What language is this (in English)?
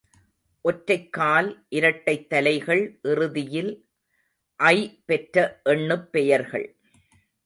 Tamil